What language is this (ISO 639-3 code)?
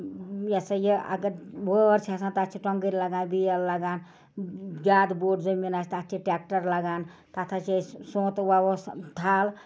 kas